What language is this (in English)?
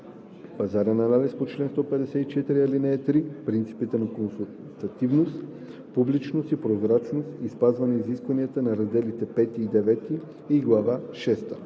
Bulgarian